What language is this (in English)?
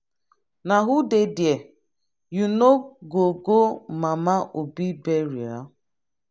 Nigerian Pidgin